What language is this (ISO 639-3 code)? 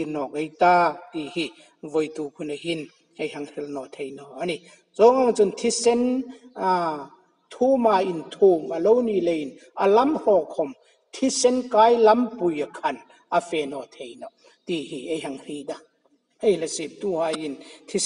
tha